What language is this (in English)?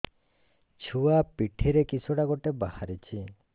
Odia